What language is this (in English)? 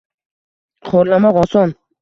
Uzbek